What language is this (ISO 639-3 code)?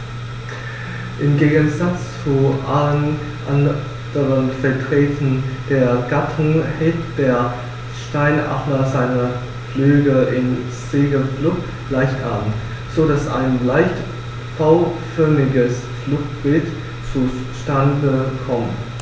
deu